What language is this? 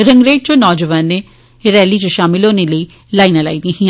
Dogri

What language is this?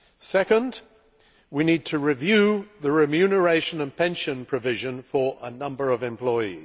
English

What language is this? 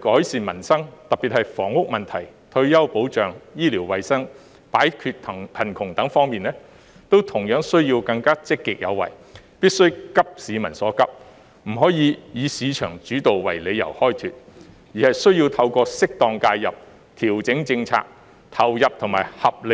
Cantonese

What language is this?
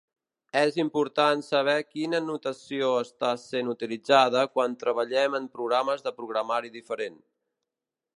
Catalan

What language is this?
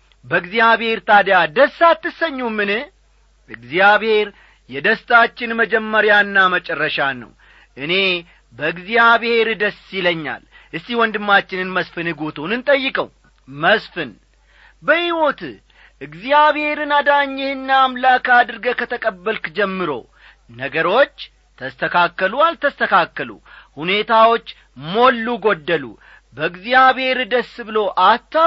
Amharic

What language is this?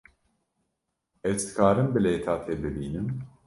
Kurdish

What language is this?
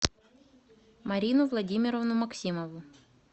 Russian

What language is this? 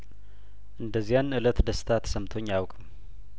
Amharic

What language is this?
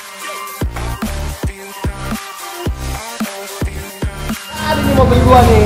Indonesian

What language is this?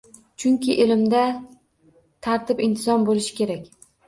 Uzbek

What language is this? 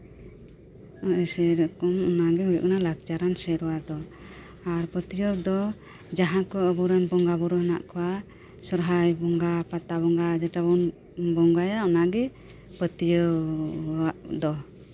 Santali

